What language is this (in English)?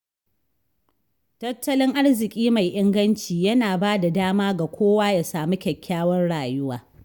Hausa